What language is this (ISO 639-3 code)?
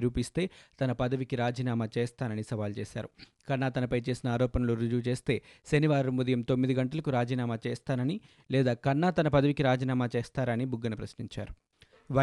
tel